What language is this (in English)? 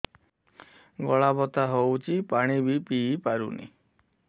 Odia